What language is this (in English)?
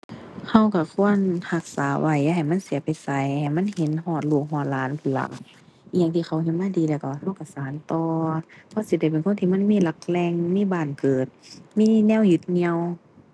Thai